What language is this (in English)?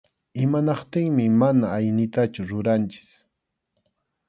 Arequipa-La Unión Quechua